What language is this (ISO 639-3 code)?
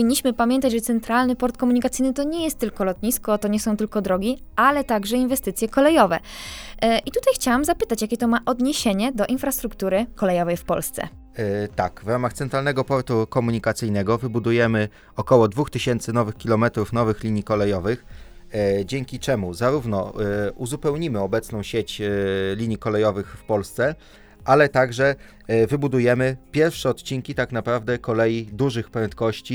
pol